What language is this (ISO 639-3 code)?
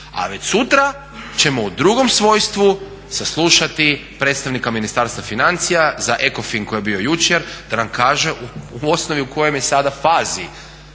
hrv